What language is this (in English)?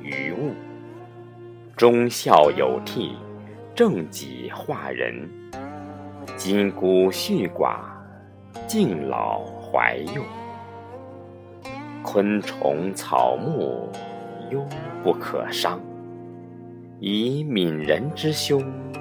Chinese